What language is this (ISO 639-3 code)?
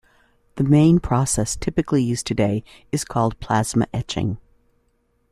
eng